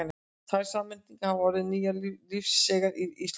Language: Icelandic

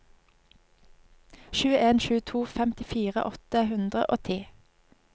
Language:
Norwegian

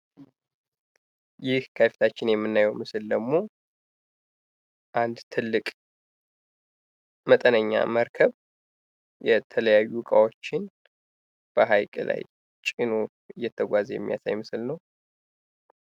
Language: Amharic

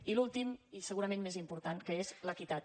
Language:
Catalan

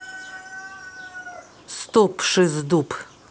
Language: Russian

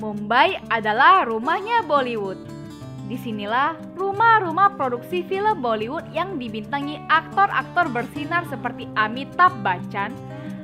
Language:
Indonesian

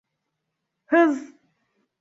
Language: Turkish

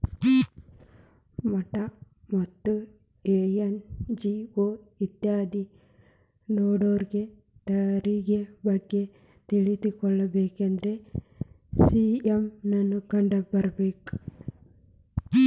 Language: Kannada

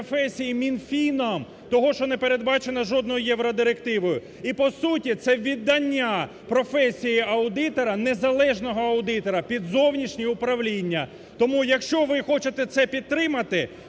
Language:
Ukrainian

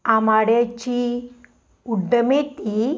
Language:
Konkani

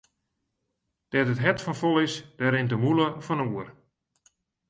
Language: Western Frisian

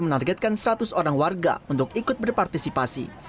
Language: Indonesian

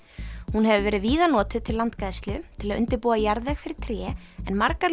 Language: Icelandic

